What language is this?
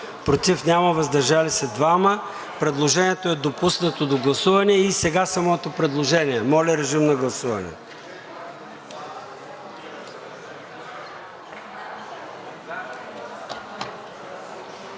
Bulgarian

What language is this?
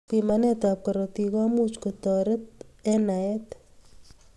Kalenjin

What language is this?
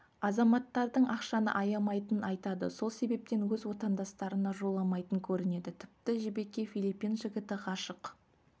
Kazakh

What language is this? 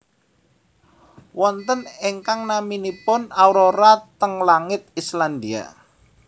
Javanese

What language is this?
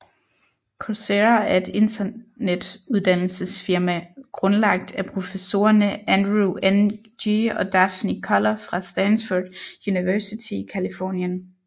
Danish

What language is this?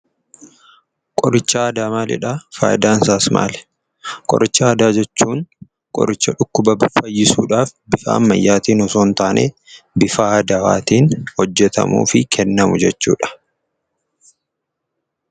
Oromo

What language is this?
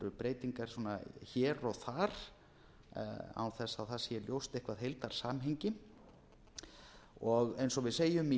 Icelandic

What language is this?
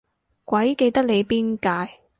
Cantonese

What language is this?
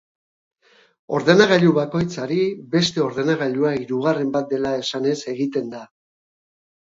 Basque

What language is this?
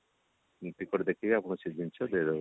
Odia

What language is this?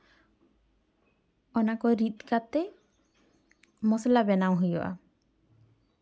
Santali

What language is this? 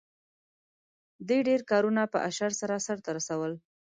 Pashto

